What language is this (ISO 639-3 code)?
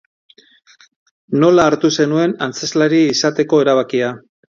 eus